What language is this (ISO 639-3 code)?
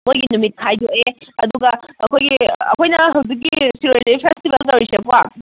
mni